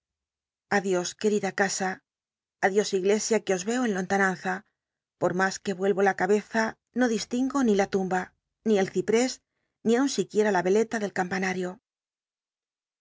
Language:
Spanish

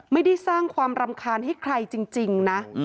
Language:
Thai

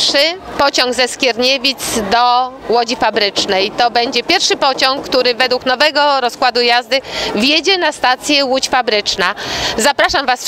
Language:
Polish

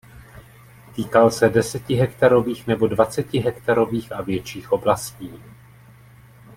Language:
Czech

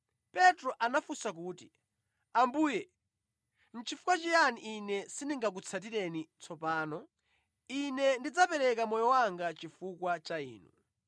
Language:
Nyanja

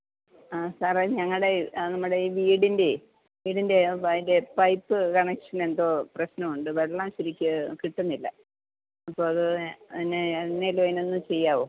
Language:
Malayalam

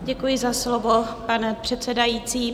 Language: Czech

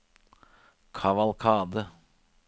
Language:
Norwegian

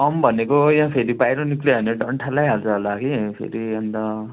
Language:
Nepali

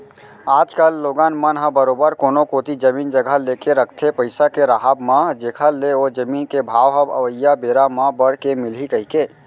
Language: Chhattisgarhi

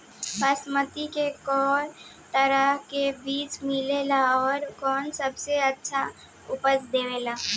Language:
Bhojpuri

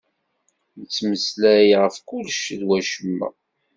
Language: Kabyle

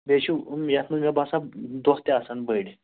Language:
Kashmiri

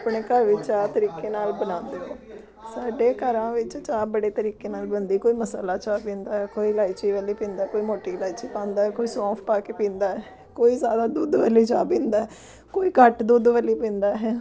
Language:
Punjabi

